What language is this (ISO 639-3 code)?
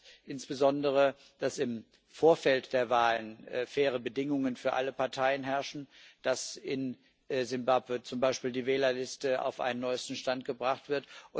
deu